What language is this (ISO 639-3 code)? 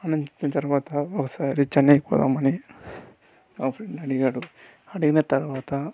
tel